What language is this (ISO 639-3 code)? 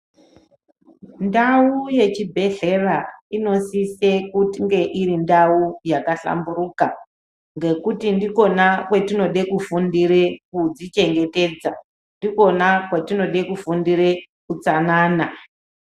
ndc